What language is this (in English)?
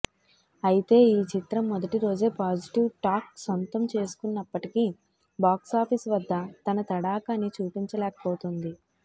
Telugu